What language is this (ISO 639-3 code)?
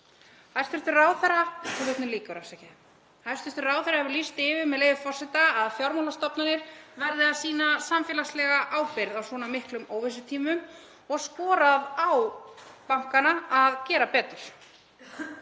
isl